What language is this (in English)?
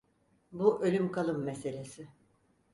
Turkish